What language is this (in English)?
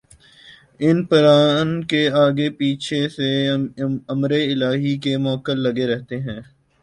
Urdu